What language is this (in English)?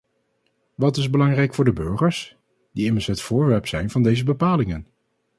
Dutch